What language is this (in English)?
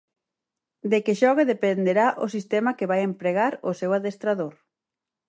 Galician